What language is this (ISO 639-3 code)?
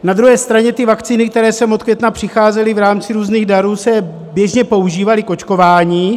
ces